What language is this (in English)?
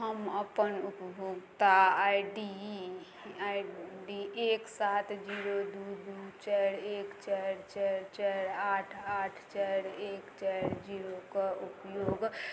Maithili